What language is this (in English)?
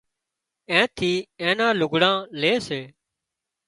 Wadiyara Koli